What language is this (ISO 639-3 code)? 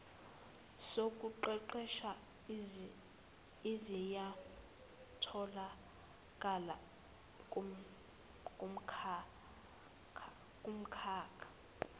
zul